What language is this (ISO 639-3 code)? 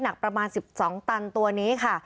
tha